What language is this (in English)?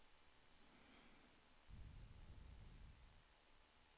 Swedish